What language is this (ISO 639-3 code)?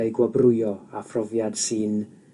cym